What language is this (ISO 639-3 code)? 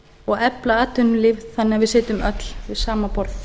isl